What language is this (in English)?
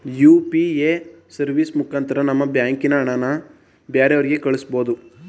Kannada